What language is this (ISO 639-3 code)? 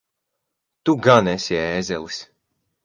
lav